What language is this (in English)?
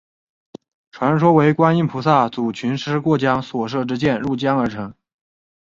Chinese